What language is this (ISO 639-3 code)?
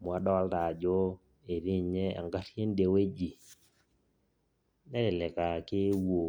mas